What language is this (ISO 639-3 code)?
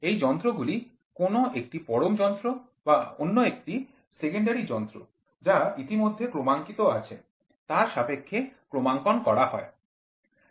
ben